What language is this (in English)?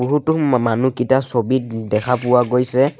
Assamese